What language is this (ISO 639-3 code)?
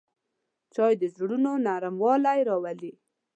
pus